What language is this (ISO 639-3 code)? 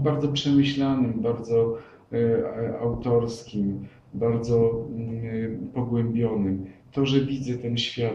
pol